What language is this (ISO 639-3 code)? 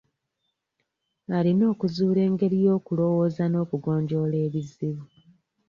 lug